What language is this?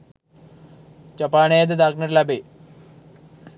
Sinhala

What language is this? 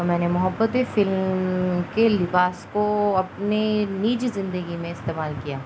Urdu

